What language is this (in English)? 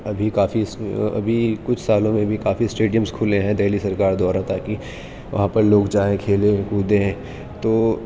Urdu